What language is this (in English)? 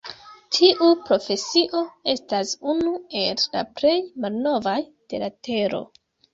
Esperanto